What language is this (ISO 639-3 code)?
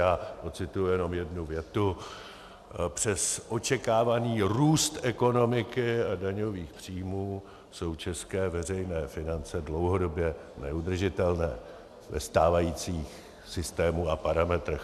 ces